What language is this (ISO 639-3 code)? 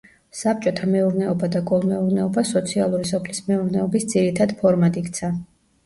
kat